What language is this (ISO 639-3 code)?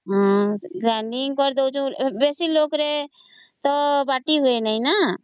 ori